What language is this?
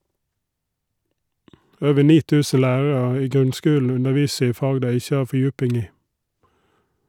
Norwegian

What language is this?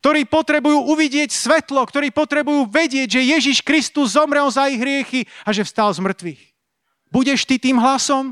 Slovak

